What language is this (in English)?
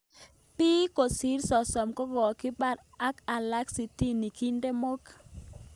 Kalenjin